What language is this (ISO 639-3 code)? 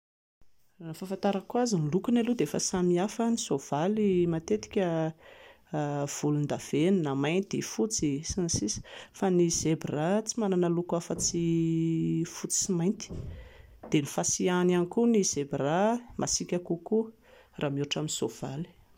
mlg